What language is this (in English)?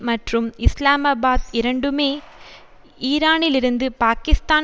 Tamil